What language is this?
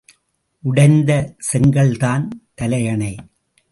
Tamil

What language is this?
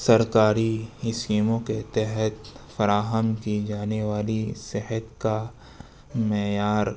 Urdu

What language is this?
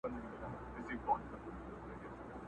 Pashto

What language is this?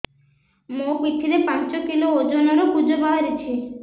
Odia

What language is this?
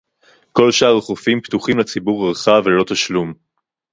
Hebrew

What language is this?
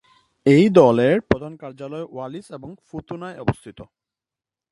Bangla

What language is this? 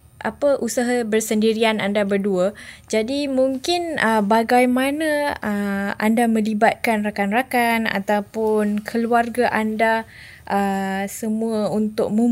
Malay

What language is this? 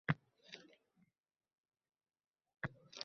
Uzbek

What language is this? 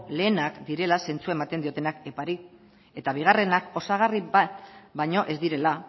Basque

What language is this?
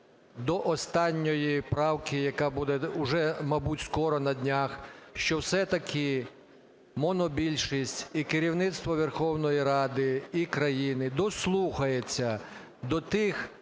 Ukrainian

